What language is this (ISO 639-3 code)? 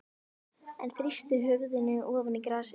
isl